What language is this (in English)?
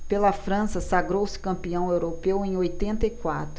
Portuguese